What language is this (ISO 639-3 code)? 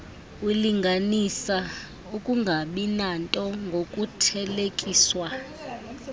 xho